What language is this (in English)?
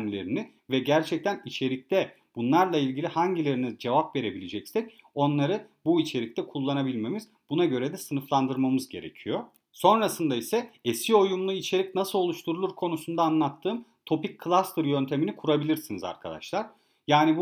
Turkish